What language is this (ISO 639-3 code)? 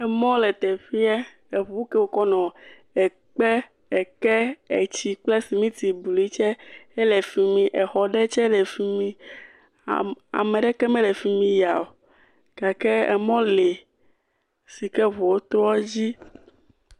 ewe